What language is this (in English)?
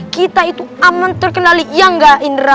Indonesian